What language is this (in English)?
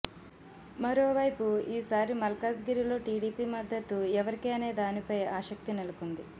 Telugu